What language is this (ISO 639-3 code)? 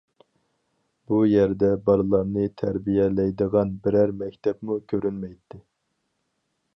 uig